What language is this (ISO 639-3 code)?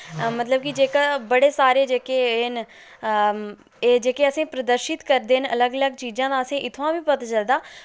doi